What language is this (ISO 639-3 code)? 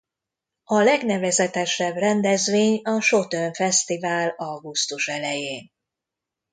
hun